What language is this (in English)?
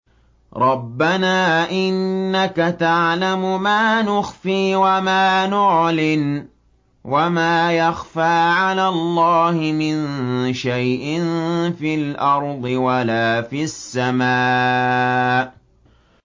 Arabic